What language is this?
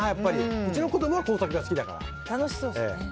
Japanese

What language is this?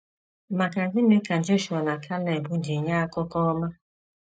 Igbo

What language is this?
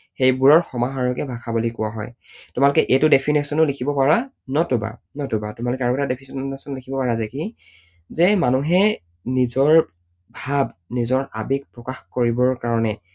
Assamese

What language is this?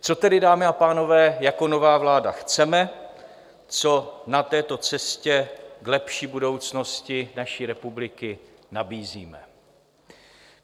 Czech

